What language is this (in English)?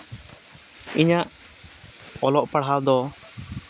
Santali